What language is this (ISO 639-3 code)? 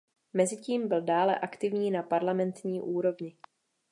ces